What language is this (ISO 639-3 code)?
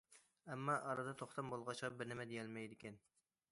uig